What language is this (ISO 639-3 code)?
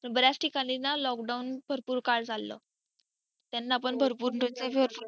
mar